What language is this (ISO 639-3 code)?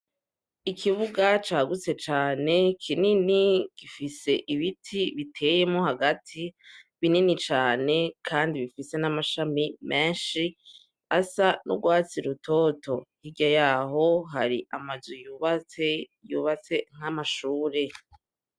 run